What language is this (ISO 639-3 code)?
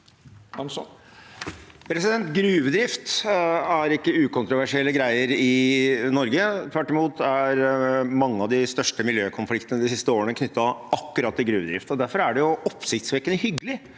nor